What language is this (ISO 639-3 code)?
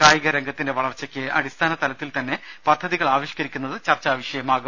mal